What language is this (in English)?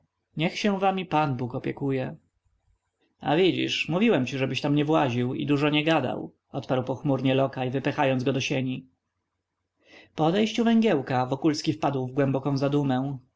Polish